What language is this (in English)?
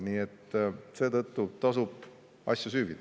Estonian